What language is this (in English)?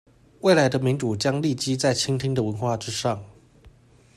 Chinese